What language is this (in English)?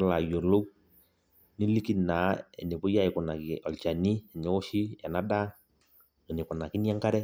Masai